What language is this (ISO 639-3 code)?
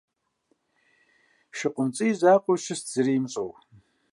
kbd